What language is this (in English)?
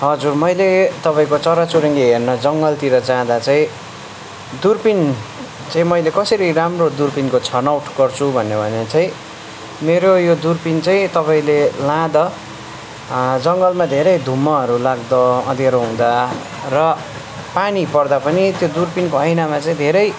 Nepali